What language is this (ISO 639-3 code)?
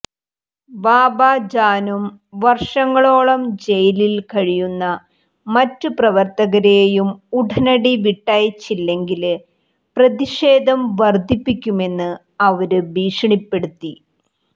mal